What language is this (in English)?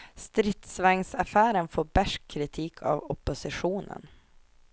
Swedish